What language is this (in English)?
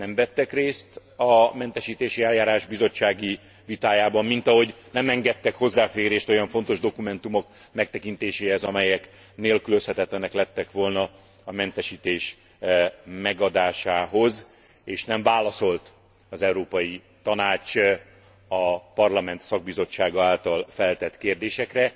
Hungarian